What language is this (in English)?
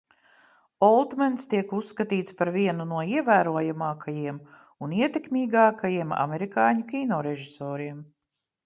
Latvian